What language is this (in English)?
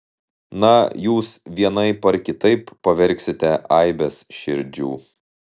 Lithuanian